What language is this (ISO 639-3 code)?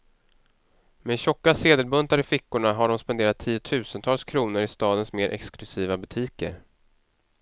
swe